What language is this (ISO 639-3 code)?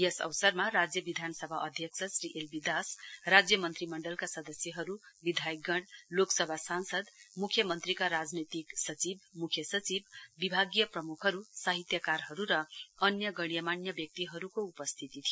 nep